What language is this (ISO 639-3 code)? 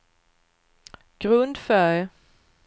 swe